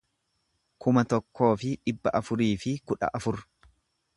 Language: Oromo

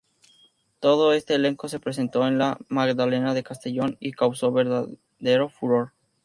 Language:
Spanish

